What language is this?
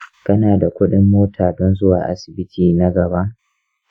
Hausa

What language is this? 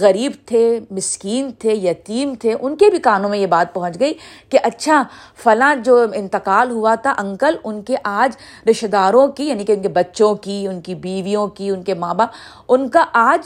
Urdu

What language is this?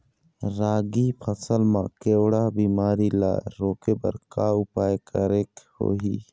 Chhattisgarhi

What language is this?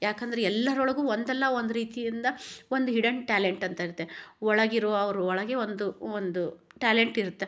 Kannada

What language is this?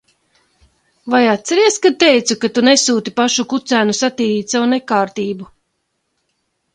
Latvian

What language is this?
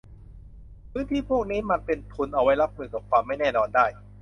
Thai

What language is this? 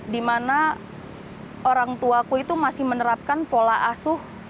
Indonesian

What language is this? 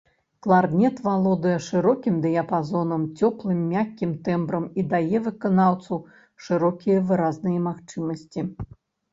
Belarusian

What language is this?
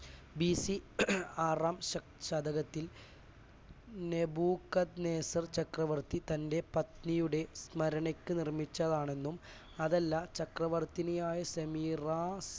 Malayalam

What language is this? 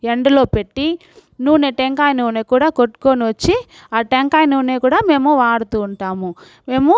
Telugu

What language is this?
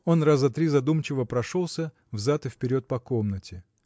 Russian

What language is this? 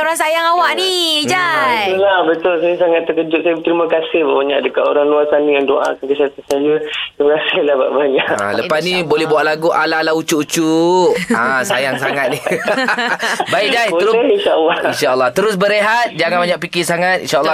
Malay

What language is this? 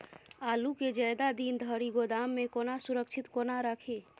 Maithili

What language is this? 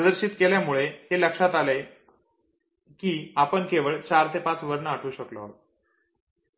Marathi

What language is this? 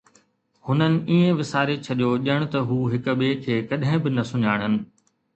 Sindhi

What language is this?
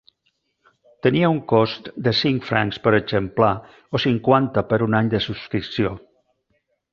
Catalan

